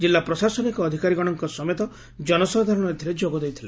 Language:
Odia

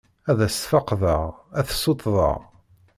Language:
Kabyle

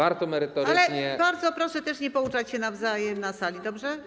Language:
Polish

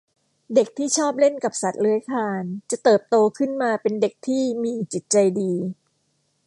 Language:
Thai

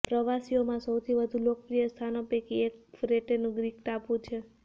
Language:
Gujarati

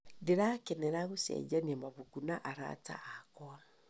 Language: Kikuyu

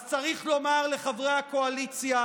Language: Hebrew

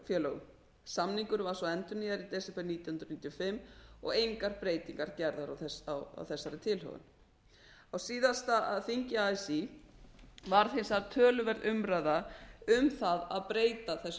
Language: Icelandic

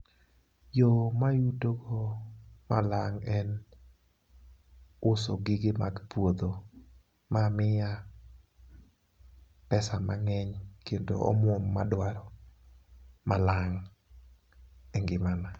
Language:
Luo (Kenya and Tanzania)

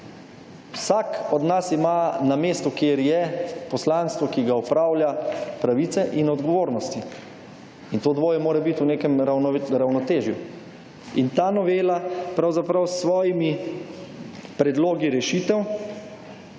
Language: Slovenian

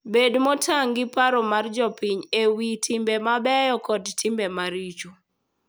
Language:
Luo (Kenya and Tanzania)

